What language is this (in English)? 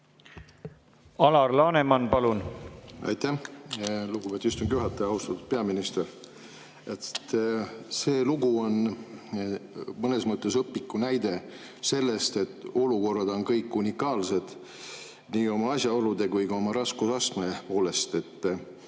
Estonian